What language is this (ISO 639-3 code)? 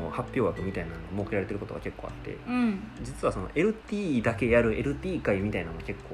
jpn